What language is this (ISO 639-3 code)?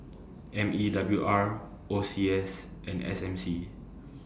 eng